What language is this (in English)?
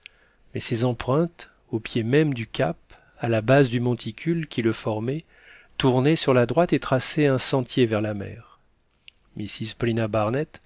French